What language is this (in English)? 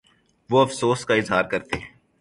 Urdu